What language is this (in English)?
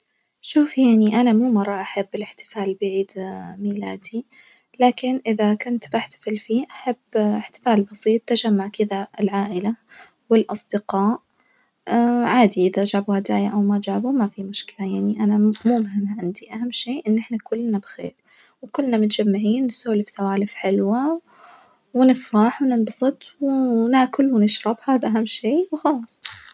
Najdi Arabic